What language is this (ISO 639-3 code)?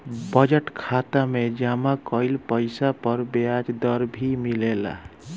bho